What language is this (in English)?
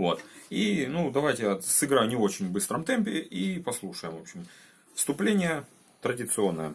Russian